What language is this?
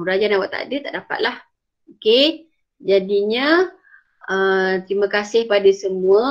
Malay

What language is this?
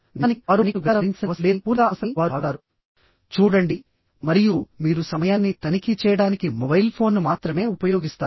Telugu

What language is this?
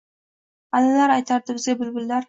Uzbek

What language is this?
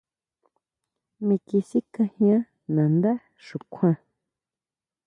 Huautla Mazatec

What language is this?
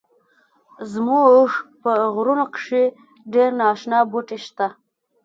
Pashto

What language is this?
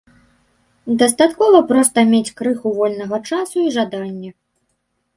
Belarusian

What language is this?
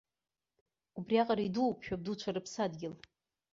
Abkhazian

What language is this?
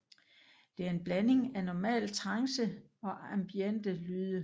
Danish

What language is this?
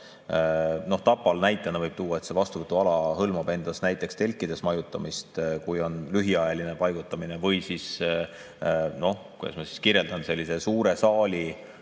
Estonian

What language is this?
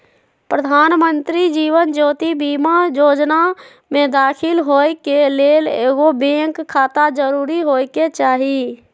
Magahi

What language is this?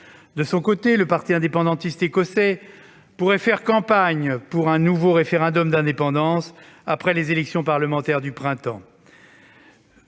French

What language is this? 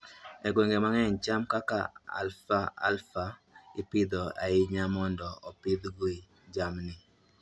Luo (Kenya and Tanzania)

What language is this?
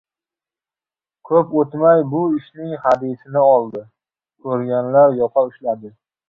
Uzbek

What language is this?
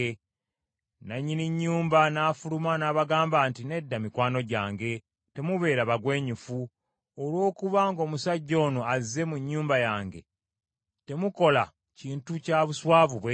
Ganda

